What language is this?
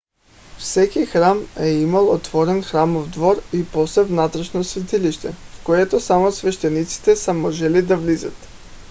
Bulgarian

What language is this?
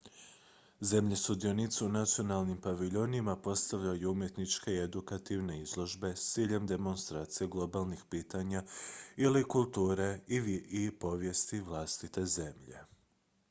Croatian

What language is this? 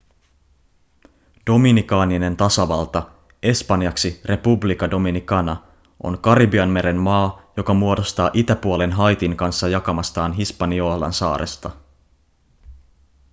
Finnish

